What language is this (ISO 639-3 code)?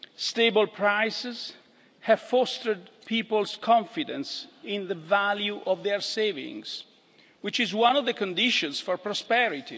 eng